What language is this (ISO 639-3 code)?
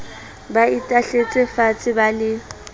sot